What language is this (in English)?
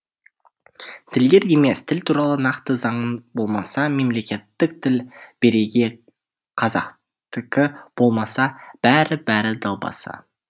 Kazakh